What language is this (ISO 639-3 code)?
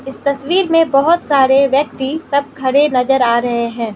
hin